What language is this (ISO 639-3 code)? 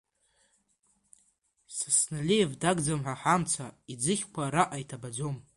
abk